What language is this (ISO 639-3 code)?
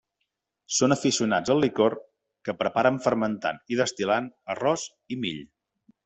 cat